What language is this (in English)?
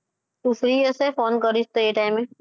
Gujarati